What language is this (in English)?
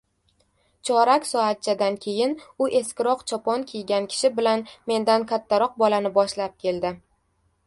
Uzbek